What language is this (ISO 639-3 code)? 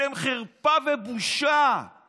heb